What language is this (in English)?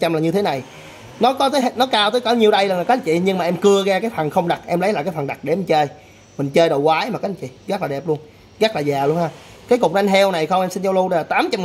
Vietnamese